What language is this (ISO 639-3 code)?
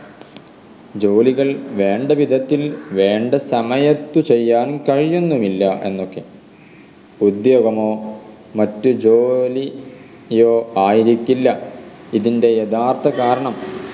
mal